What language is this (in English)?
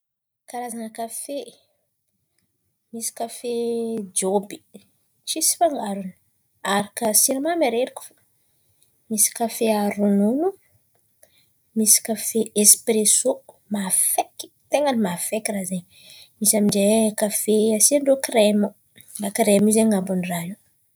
Antankarana Malagasy